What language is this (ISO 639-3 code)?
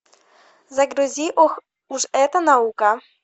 rus